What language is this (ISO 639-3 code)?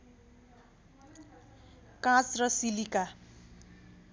nep